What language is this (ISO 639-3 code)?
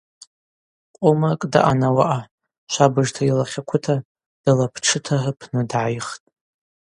abq